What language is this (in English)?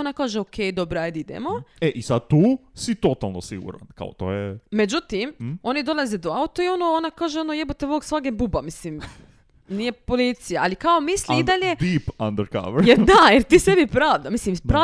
Croatian